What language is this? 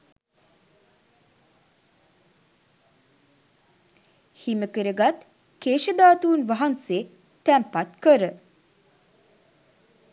Sinhala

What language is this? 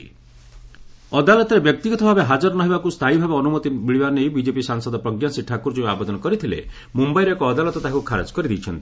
Odia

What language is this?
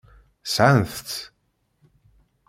Kabyle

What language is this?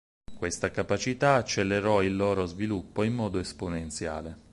Italian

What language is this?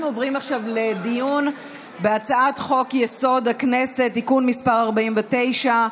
Hebrew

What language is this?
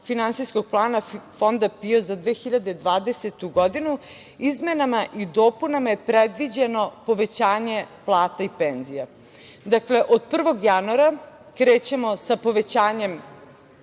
Serbian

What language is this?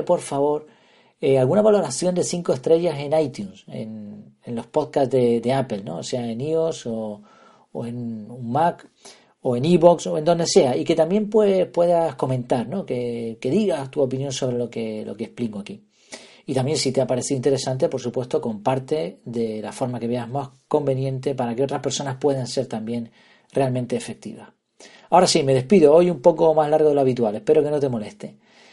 Spanish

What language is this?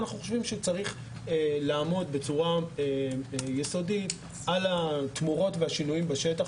Hebrew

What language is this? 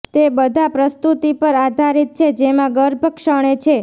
Gujarati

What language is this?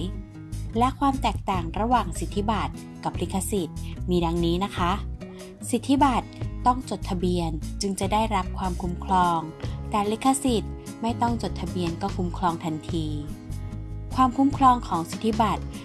Thai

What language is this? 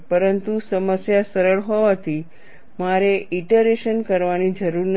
Gujarati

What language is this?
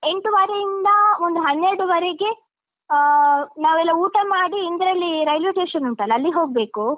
Kannada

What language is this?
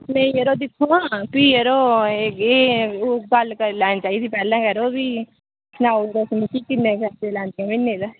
Dogri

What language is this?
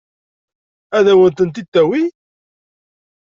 Kabyle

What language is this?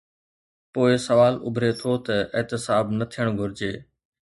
Sindhi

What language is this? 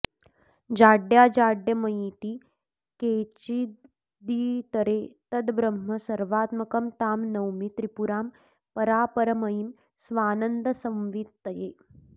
Sanskrit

